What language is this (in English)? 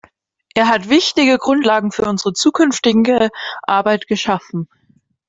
German